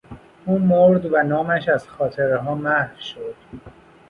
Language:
Persian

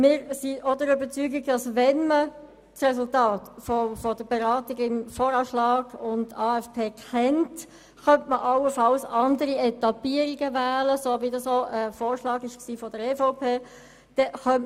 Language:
Swiss German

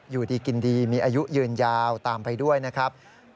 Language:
Thai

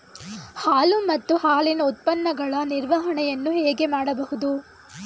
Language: Kannada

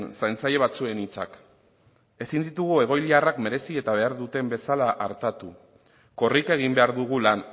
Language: Basque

